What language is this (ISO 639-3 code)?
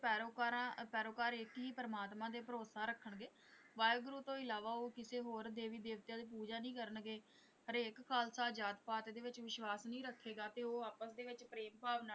pan